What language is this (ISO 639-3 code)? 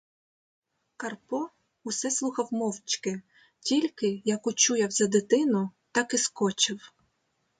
ukr